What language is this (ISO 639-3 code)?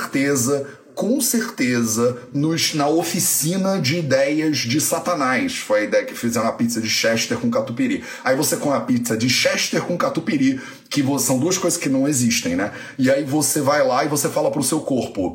por